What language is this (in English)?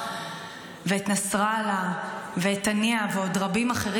Hebrew